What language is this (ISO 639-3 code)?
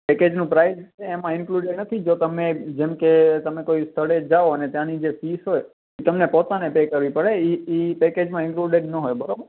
guj